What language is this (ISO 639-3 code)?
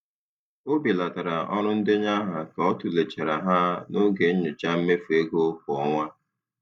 ibo